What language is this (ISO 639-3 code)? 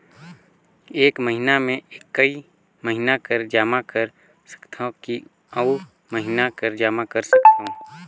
hne